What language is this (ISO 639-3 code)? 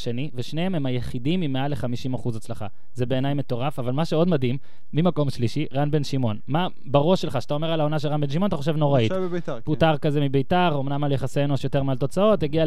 heb